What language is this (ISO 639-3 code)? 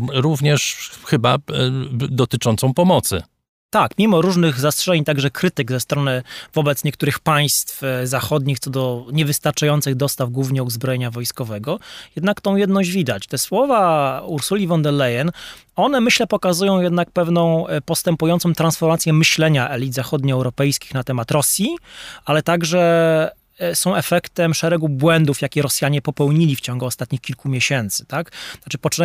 pol